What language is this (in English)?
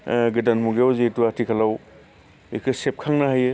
Bodo